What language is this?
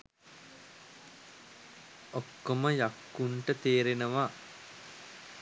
Sinhala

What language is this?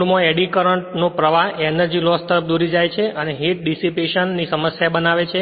Gujarati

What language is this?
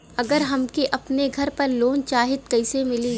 Bhojpuri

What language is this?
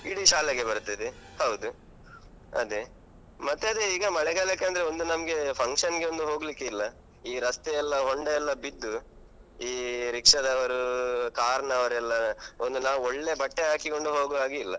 Kannada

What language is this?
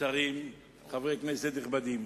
Hebrew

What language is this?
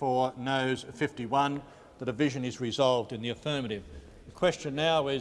English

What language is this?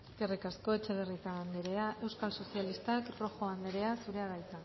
Basque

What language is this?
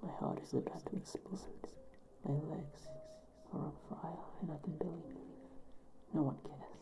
English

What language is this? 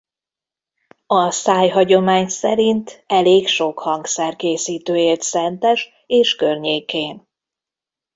Hungarian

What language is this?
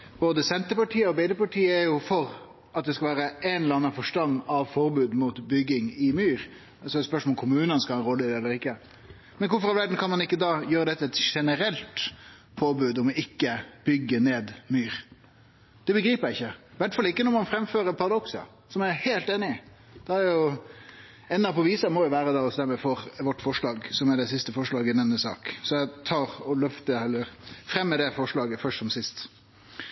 Norwegian Nynorsk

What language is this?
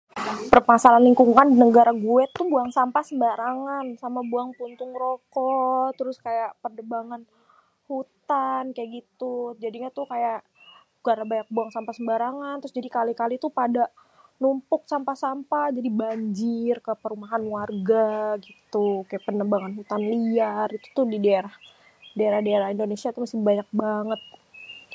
Betawi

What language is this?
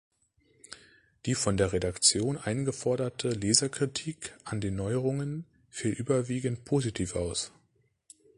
German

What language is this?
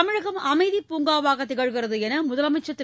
Tamil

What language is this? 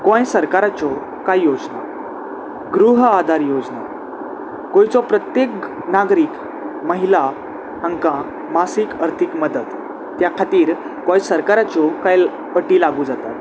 Konkani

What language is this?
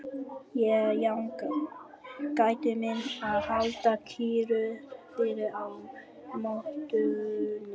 Icelandic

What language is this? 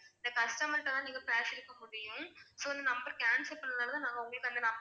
Tamil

